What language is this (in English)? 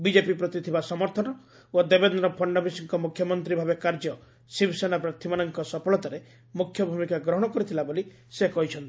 Odia